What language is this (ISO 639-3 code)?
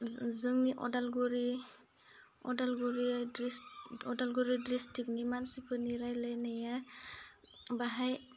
brx